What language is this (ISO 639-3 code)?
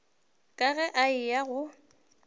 nso